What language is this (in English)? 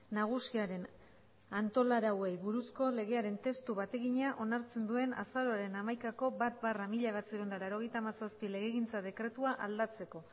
Basque